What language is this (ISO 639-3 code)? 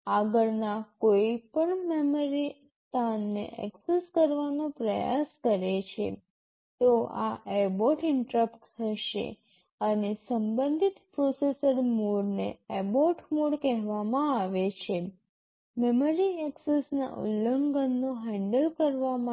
guj